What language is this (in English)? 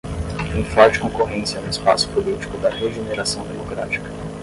Portuguese